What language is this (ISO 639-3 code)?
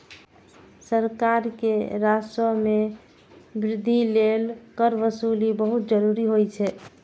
mai